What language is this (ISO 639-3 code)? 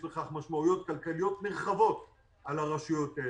heb